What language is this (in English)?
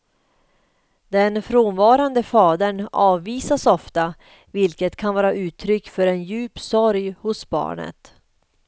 Swedish